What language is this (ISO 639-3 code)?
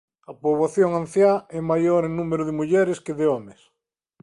glg